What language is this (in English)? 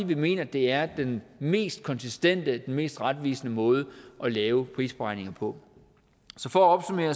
Danish